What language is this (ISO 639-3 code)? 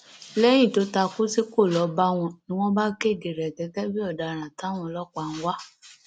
yor